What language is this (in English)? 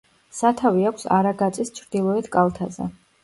Georgian